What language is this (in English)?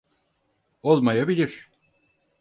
Turkish